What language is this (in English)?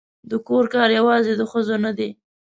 Pashto